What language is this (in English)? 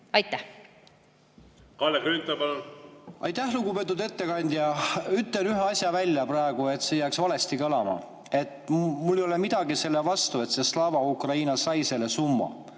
Estonian